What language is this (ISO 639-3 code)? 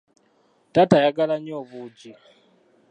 lug